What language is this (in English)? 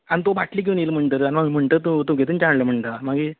Konkani